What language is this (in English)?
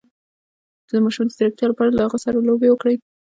Pashto